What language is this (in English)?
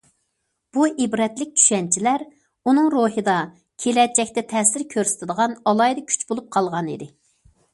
Uyghur